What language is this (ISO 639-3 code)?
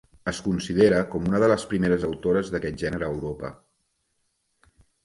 cat